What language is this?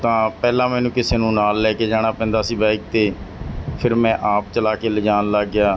Punjabi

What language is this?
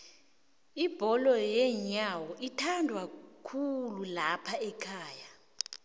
South Ndebele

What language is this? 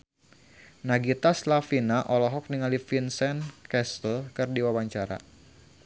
Sundanese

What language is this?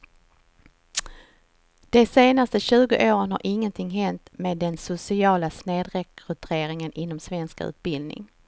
Swedish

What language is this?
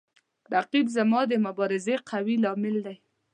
Pashto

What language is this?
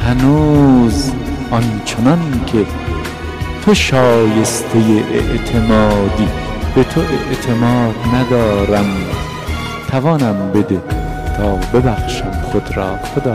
Persian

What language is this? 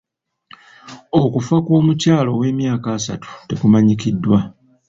Ganda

